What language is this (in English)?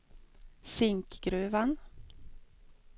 Swedish